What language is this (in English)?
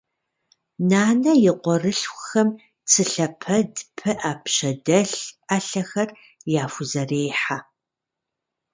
Kabardian